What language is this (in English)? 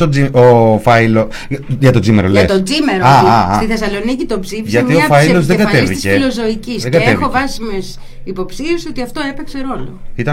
Greek